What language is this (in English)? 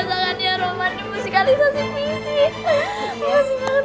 Indonesian